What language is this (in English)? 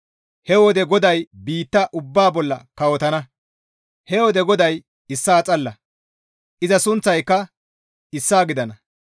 Gamo